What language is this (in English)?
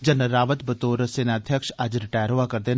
Dogri